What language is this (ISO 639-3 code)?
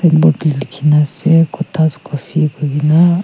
nag